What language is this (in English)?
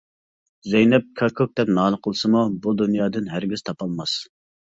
Uyghur